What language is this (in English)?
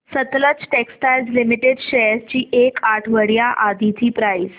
Marathi